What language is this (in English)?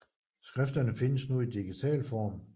Danish